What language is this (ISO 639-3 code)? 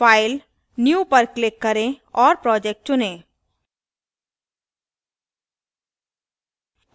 hin